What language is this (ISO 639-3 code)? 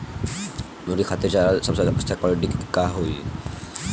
bho